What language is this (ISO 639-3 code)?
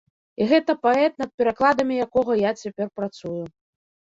bel